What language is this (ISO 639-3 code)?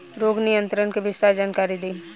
bho